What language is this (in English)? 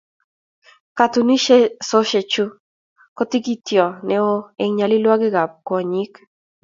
Kalenjin